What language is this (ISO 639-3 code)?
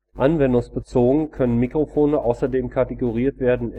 deu